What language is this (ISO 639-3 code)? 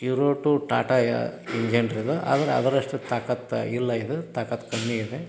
kan